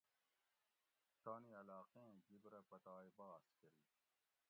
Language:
Gawri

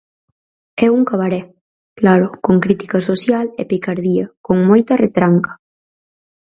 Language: Galician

